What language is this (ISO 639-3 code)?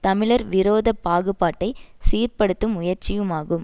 tam